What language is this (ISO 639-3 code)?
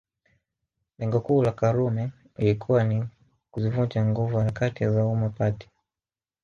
swa